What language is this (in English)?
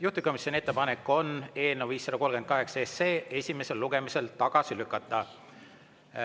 Estonian